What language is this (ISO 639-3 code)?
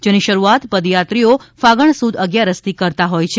guj